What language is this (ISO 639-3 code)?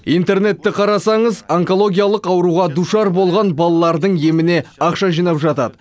kaz